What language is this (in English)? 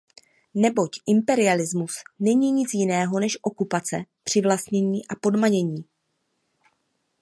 Czech